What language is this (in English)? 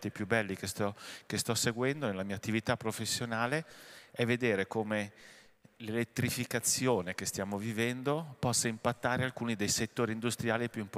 Italian